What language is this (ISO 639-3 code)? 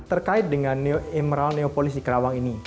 ind